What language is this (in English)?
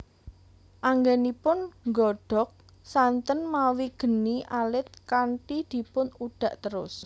Javanese